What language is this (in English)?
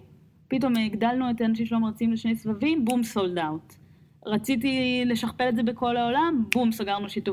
Hebrew